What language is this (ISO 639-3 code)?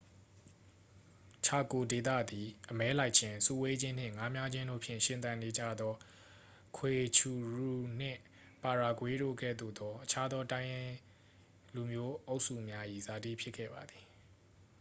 mya